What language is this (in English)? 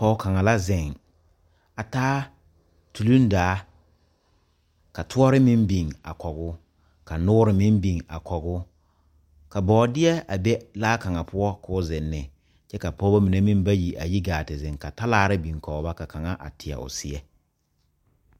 Southern Dagaare